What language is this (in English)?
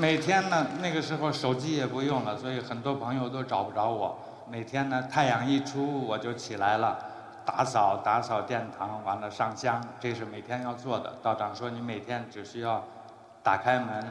Chinese